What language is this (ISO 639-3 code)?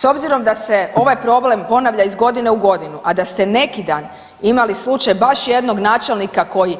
hrv